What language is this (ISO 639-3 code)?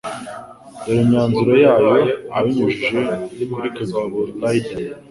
kin